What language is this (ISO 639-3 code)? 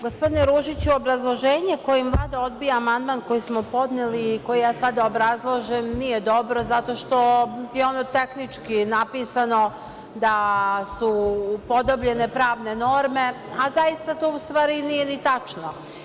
srp